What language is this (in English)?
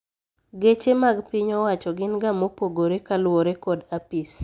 Luo (Kenya and Tanzania)